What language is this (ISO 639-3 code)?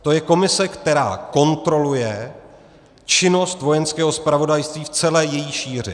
ces